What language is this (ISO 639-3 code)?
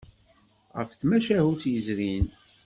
kab